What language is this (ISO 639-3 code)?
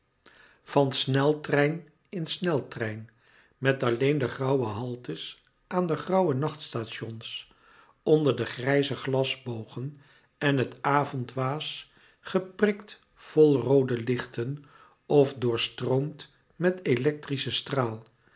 nld